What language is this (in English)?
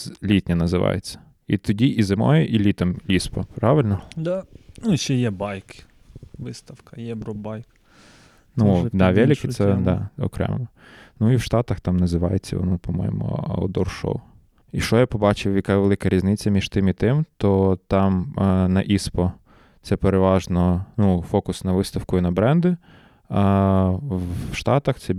Ukrainian